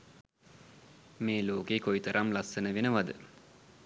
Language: Sinhala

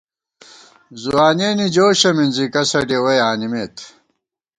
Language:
Gawar-Bati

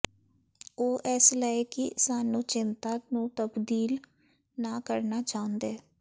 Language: Punjabi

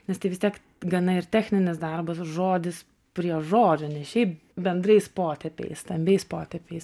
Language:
Lithuanian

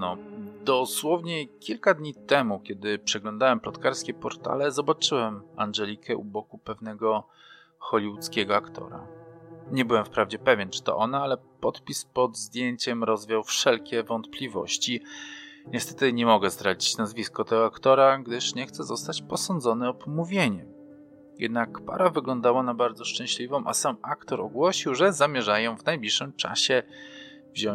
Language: Polish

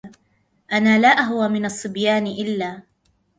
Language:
Arabic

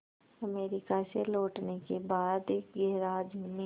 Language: Hindi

